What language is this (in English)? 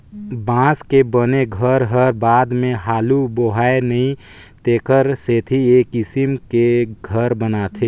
Chhattisgarhi